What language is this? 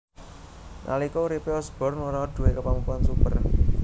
Javanese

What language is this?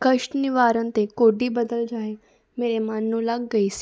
Punjabi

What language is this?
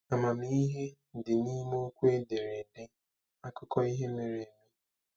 Igbo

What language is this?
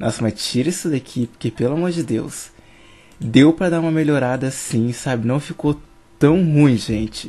Portuguese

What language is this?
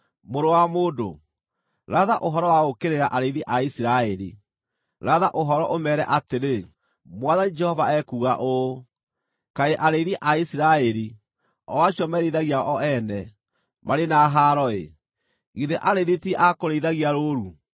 Kikuyu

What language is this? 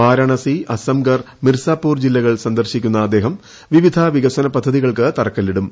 Malayalam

